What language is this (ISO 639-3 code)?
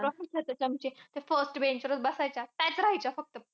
mar